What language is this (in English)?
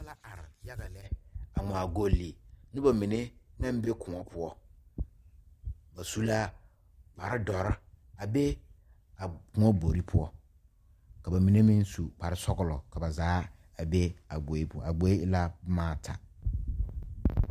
Southern Dagaare